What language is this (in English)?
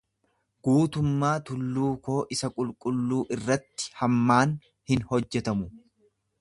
Oromo